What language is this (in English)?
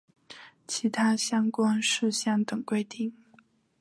Chinese